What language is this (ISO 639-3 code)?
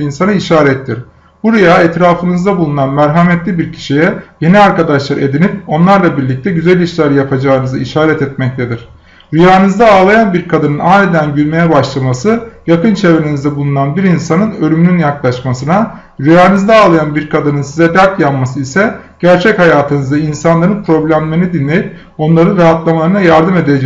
tur